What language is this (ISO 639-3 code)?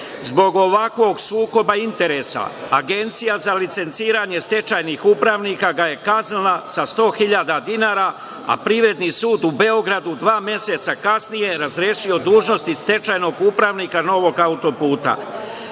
srp